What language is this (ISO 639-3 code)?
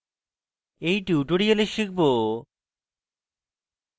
ben